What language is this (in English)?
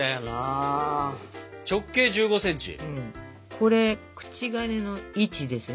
Japanese